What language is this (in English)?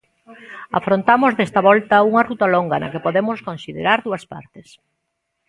Galician